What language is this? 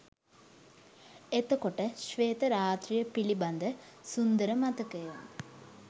Sinhala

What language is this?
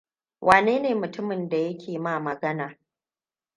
Hausa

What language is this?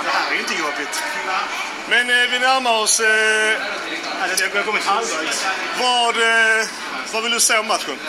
Swedish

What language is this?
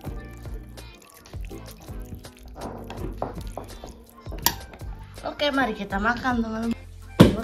Indonesian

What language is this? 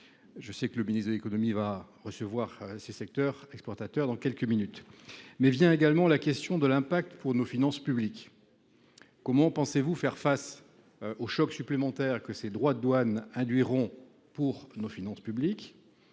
French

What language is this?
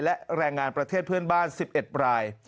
Thai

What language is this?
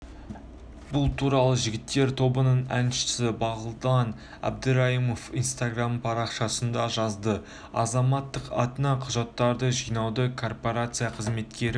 Kazakh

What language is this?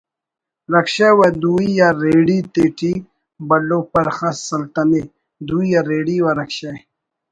Brahui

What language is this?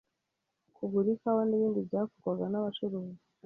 Kinyarwanda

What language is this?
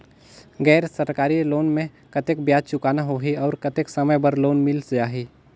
Chhattisgarhi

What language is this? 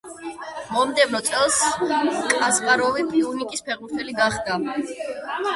Georgian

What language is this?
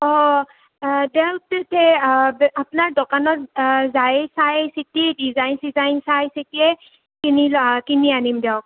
Assamese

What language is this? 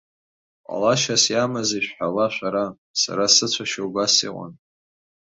Abkhazian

